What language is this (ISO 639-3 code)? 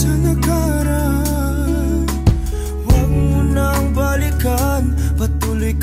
ron